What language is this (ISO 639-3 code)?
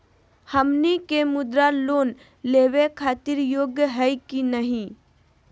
mag